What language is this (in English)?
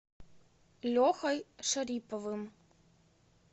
Russian